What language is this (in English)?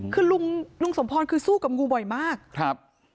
Thai